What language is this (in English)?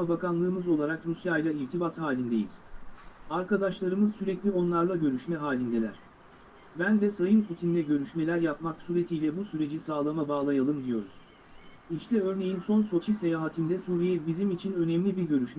Turkish